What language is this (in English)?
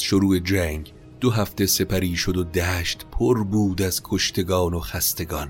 Persian